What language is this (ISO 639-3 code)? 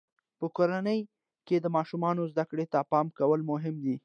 pus